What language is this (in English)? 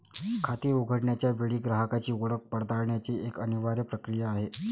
Marathi